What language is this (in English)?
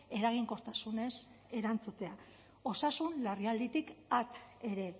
Basque